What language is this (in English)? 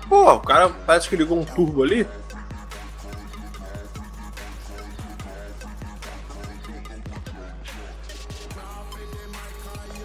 Portuguese